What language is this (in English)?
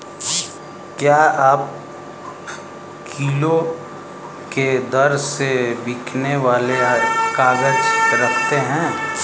Hindi